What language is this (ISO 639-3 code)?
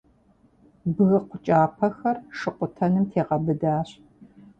kbd